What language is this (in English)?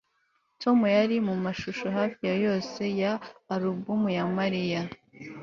Kinyarwanda